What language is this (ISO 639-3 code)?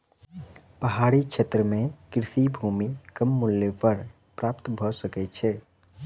mai